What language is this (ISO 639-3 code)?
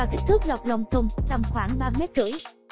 vie